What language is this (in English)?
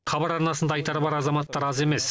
Kazakh